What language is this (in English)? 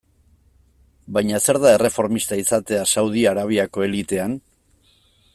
Basque